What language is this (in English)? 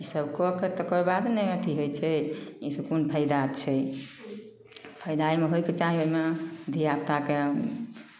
Maithili